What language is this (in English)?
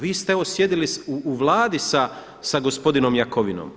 Croatian